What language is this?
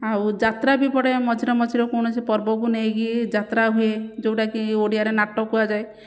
Odia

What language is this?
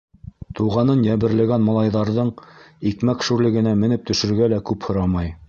Bashkir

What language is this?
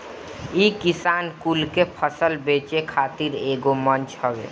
Bhojpuri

